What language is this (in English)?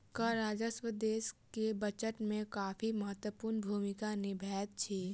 Maithili